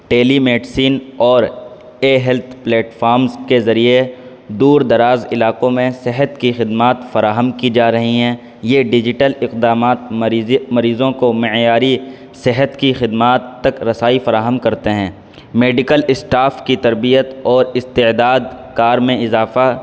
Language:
Urdu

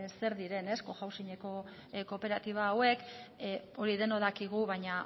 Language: Basque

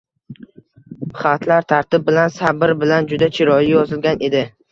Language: Uzbek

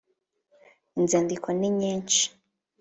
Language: Kinyarwanda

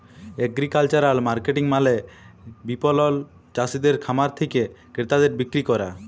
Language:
Bangla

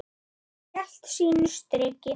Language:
Icelandic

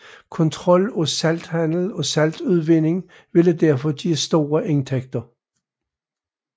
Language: Danish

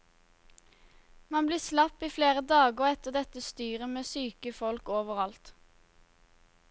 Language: Norwegian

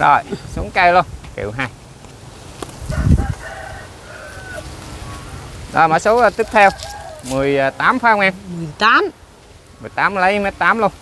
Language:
Vietnamese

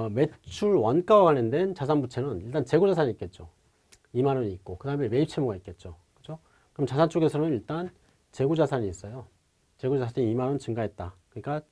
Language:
Korean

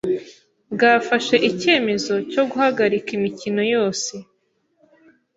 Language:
Kinyarwanda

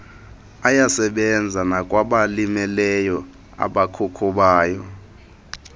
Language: Xhosa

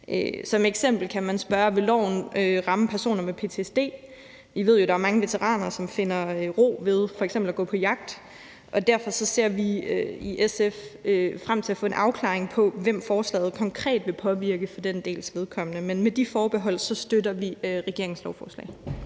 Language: Danish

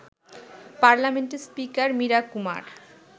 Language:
Bangla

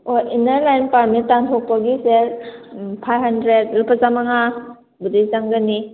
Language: Manipuri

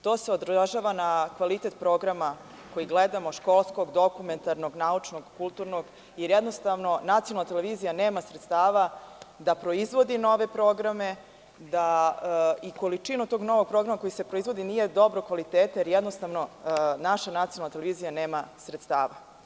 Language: Serbian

